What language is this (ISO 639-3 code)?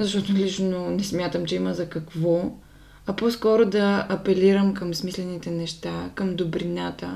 bul